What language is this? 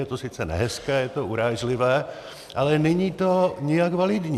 Czech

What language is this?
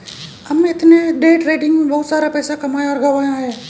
Hindi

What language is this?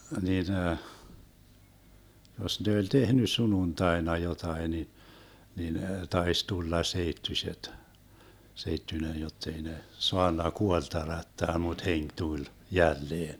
Finnish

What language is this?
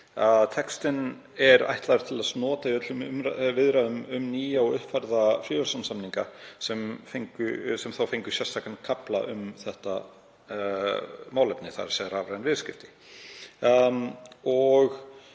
Icelandic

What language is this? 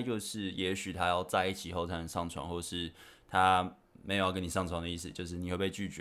Chinese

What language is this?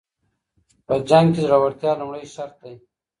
Pashto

